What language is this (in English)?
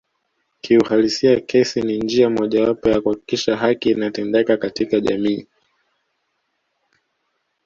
Swahili